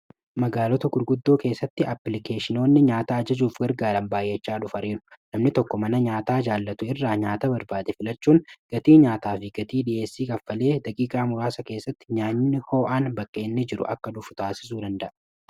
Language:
Oromo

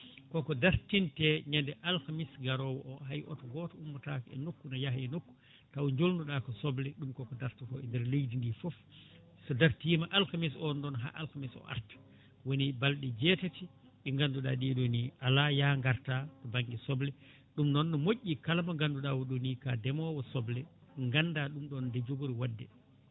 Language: Fula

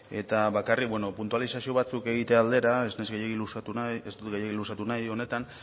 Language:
Basque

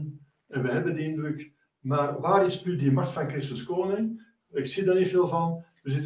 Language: Dutch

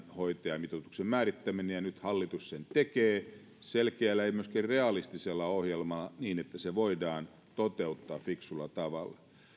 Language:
Finnish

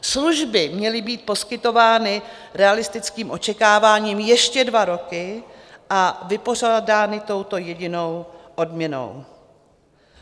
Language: Czech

